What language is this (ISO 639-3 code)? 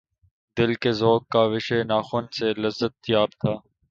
urd